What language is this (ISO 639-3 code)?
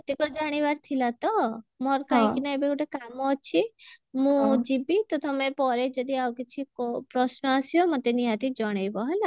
ori